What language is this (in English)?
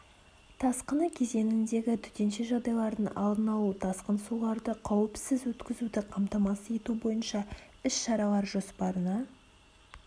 Kazakh